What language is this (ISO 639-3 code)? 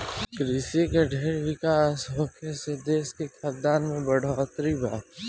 bho